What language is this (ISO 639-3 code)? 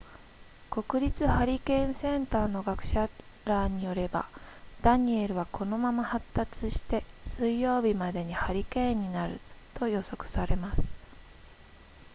jpn